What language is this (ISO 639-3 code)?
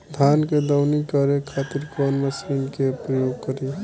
bho